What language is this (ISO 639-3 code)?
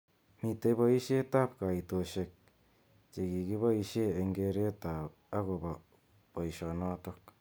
kln